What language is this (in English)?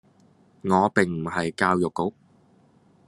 Cantonese